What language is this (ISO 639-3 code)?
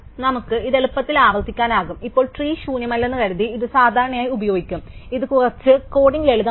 mal